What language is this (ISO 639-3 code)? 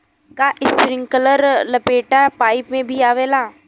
bho